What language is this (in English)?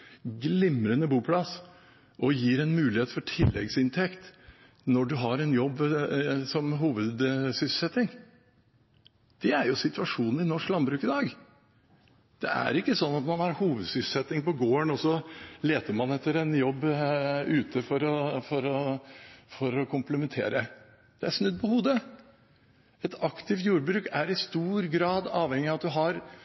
Norwegian Bokmål